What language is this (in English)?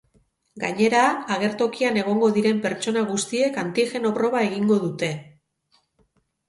Basque